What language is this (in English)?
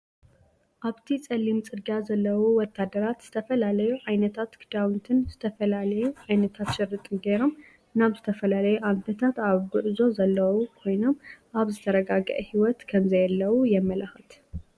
Tigrinya